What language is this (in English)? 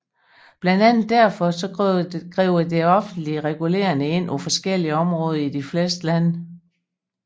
Danish